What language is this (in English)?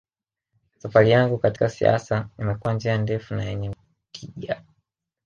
Swahili